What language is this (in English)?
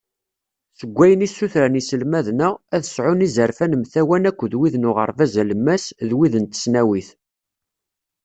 Kabyle